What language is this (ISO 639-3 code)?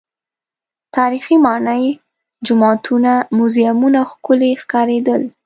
pus